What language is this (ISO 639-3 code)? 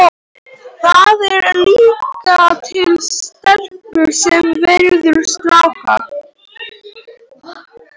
isl